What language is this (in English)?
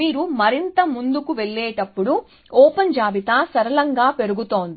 Telugu